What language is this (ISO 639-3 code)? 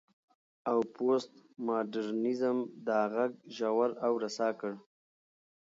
pus